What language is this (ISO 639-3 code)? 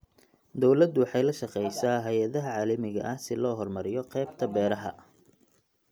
som